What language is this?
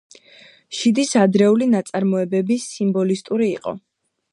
Georgian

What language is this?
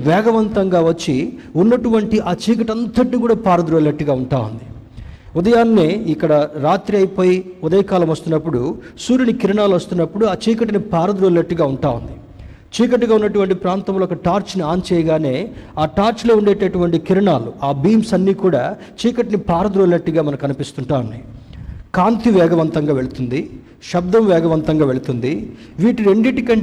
Telugu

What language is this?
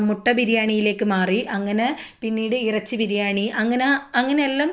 Malayalam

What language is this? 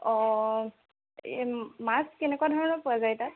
Assamese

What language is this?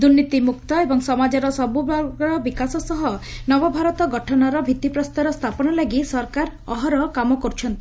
Odia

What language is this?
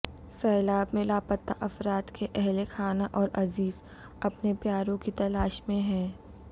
Urdu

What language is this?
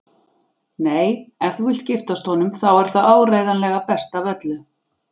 Icelandic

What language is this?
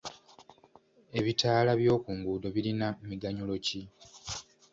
Ganda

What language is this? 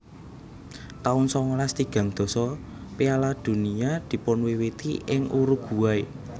Javanese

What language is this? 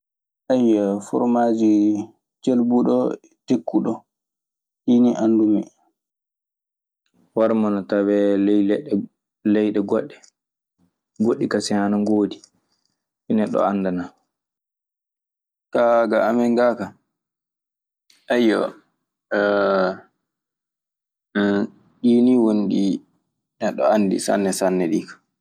Maasina Fulfulde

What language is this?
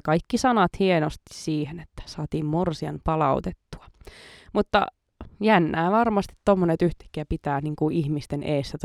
Finnish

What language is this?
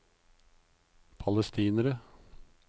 Norwegian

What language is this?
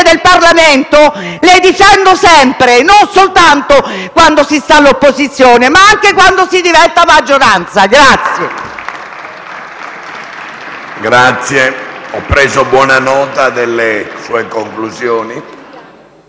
Italian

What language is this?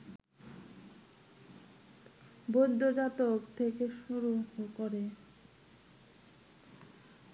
Bangla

